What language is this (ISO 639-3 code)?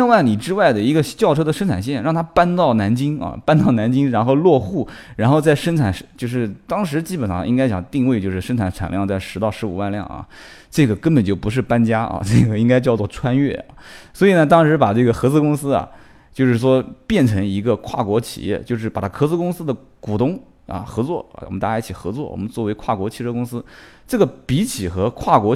zho